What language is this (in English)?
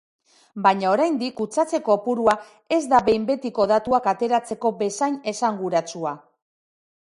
Basque